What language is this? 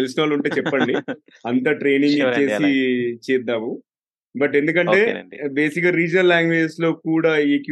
Telugu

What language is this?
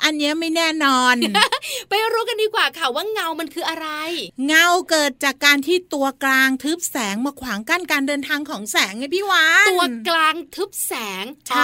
Thai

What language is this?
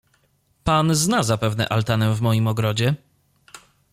Polish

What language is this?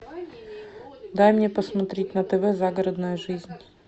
Russian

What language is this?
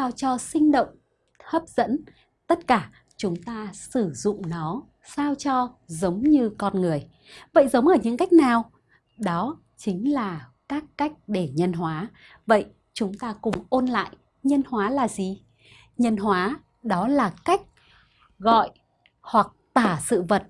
Vietnamese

